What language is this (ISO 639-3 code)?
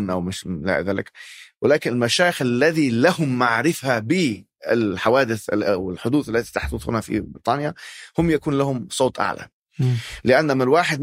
ara